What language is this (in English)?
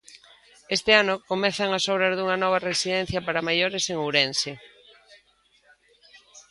Galician